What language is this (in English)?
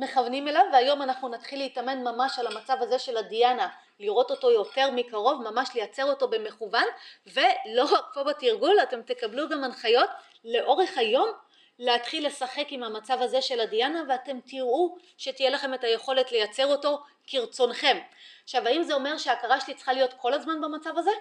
Hebrew